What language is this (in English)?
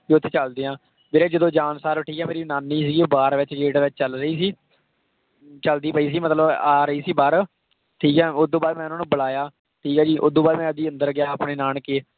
Punjabi